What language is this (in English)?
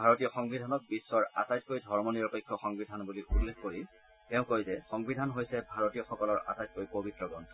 Assamese